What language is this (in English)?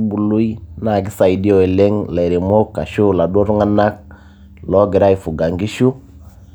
Masai